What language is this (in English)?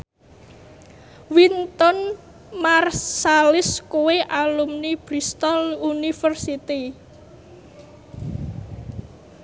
Javanese